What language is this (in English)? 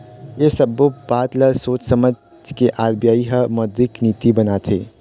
Chhattisgarhi